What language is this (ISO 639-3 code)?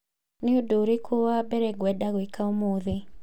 kik